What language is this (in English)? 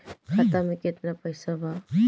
Bhojpuri